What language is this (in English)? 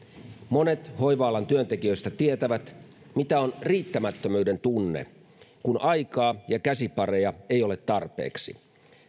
Finnish